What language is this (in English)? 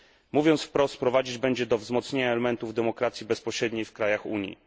Polish